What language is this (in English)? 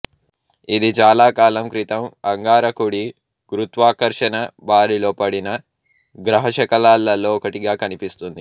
Telugu